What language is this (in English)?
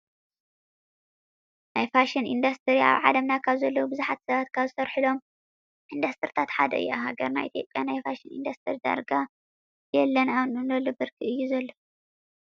Tigrinya